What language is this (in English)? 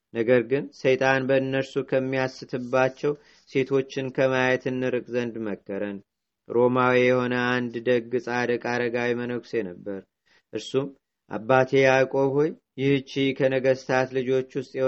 Amharic